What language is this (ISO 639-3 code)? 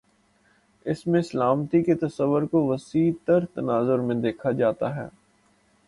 urd